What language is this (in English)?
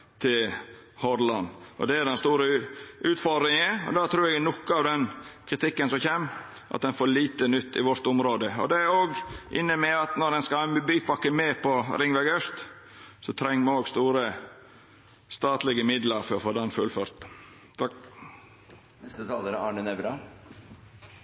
Norwegian Nynorsk